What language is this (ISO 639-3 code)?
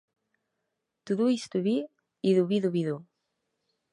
cat